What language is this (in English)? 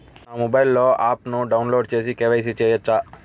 Telugu